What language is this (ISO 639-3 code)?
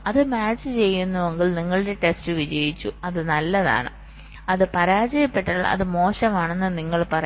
mal